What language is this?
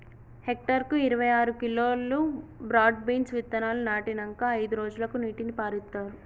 Telugu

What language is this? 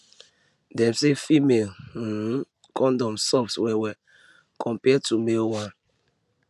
Nigerian Pidgin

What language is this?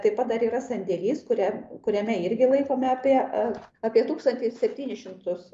Lithuanian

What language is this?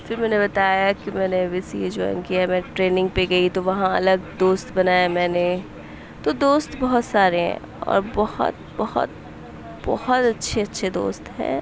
Urdu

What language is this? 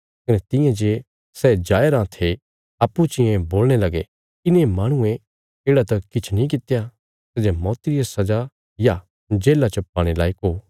Bilaspuri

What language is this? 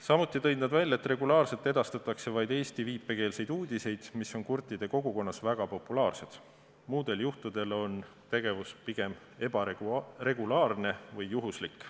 Estonian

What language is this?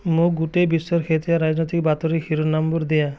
Assamese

